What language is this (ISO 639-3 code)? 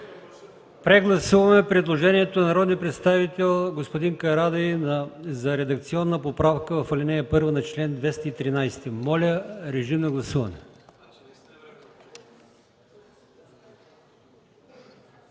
bul